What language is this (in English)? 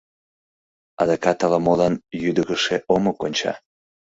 Mari